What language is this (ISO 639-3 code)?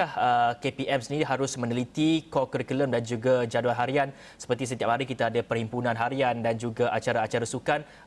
msa